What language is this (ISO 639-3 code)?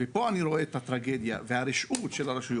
heb